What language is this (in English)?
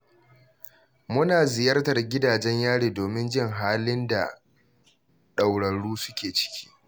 Hausa